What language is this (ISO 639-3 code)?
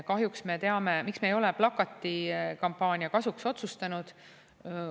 est